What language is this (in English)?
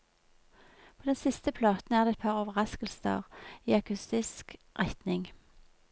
Norwegian